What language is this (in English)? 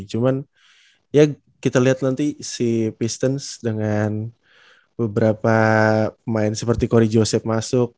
Indonesian